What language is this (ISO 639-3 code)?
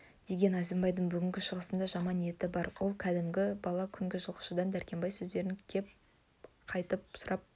kaz